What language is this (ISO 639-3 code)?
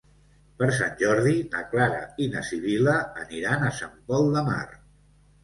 cat